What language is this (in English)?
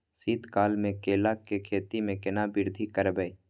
Maithili